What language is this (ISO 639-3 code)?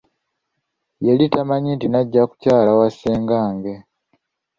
lug